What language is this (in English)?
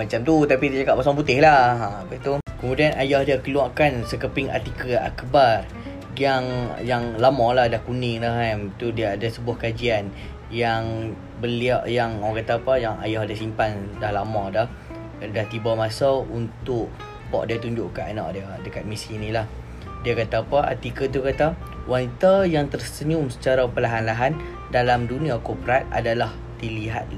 Malay